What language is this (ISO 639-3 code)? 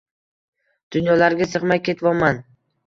uzb